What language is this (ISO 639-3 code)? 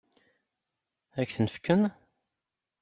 kab